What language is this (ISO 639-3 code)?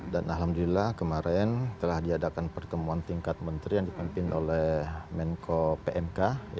ind